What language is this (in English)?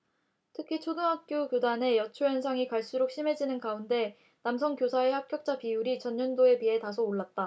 Korean